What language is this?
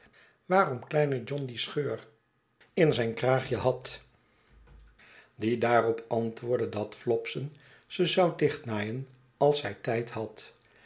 Dutch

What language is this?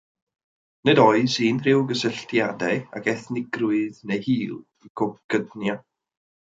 Welsh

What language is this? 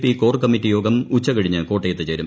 Malayalam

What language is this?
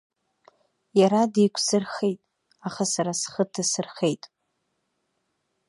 Abkhazian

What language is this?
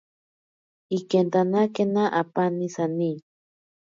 Ashéninka Perené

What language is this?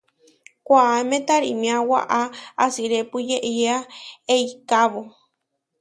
Huarijio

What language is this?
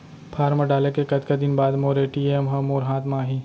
Chhattisgarhi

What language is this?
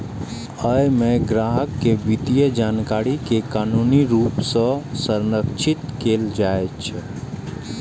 Maithili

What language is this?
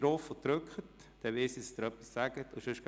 Swiss German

